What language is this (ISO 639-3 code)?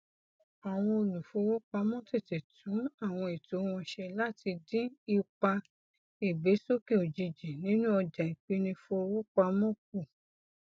yor